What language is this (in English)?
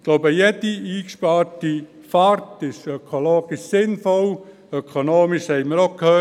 Swiss German